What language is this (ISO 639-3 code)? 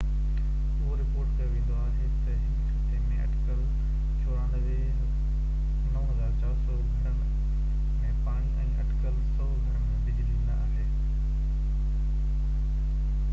snd